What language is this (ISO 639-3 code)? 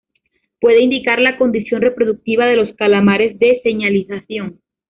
spa